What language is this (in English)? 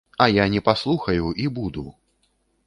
Belarusian